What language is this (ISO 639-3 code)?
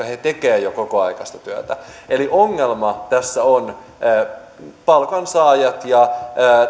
fin